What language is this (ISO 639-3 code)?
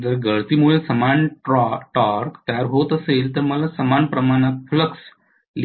mar